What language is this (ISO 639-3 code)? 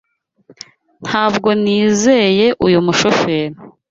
kin